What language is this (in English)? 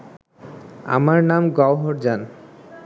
Bangla